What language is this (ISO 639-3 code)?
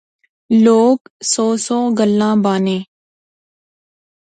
phr